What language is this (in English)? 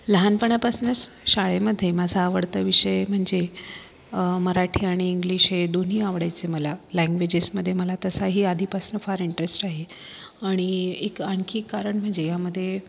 Marathi